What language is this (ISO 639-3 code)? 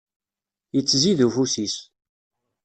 kab